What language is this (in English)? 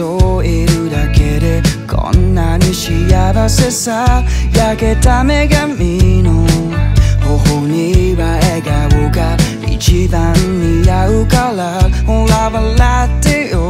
Japanese